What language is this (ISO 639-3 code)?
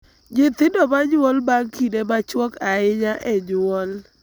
luo